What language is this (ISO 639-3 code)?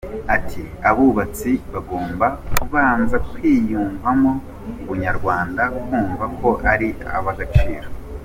kin